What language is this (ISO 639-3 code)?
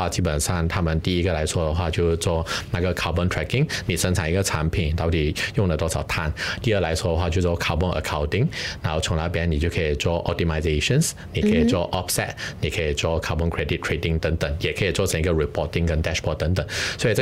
zho